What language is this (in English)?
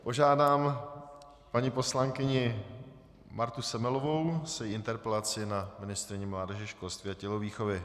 Czech